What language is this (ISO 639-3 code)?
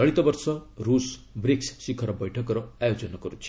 ori